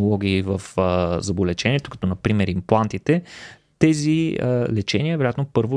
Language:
Bulgarian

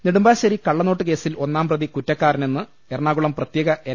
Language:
Malayalam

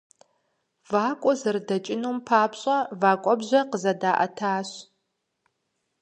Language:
Kabardian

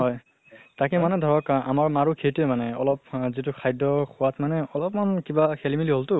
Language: Assamese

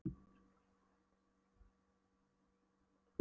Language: Icelandic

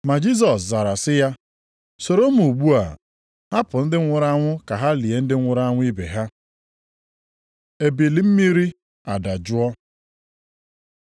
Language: Igbo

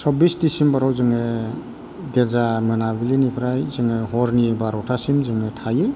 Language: Bodo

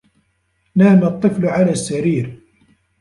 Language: Arabic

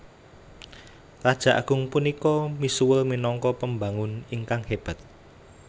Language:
Javanese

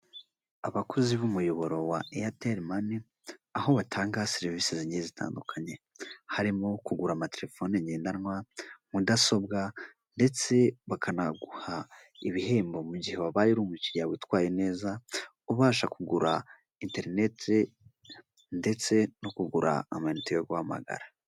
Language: Kinyarwanda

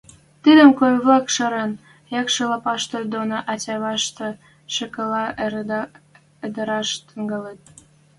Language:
Western Mari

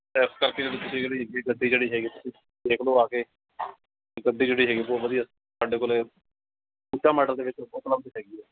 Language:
Punjabi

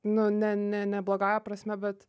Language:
Lithuanian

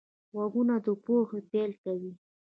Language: Pashto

